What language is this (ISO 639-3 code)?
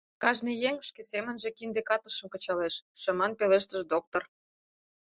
chm